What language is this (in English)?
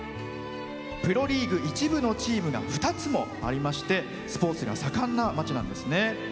Japanese